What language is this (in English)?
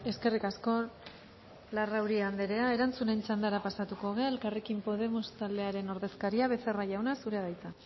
Basque